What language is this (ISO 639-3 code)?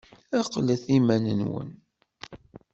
kab